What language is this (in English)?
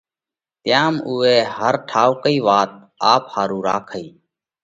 Parkari Koli